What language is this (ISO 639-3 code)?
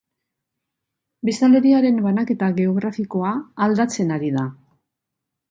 eus